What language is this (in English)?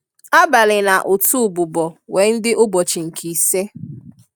Igbo